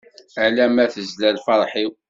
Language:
Kabyle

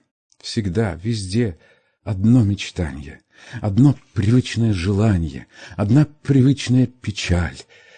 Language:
Russian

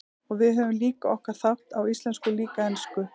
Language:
Icelandic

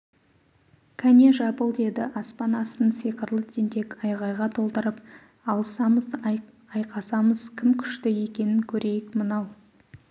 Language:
Kazakh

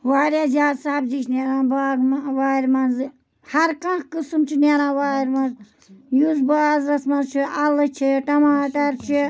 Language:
Kashmiri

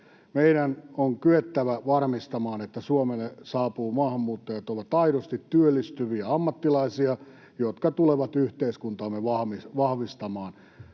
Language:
Finnish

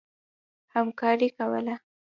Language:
Pashto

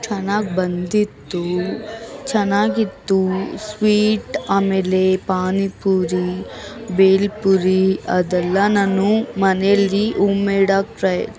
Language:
Kannada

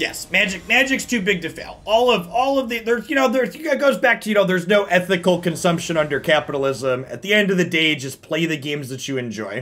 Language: English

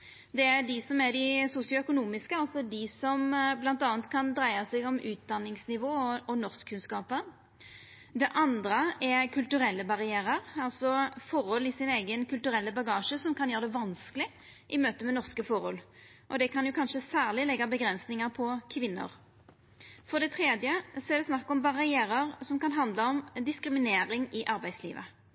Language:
Norwegian Nynorsk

